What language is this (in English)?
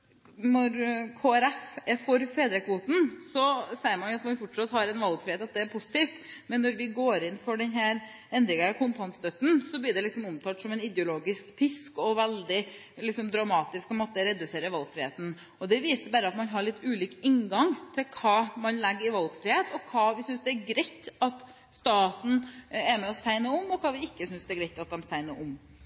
Norwegian Bokmål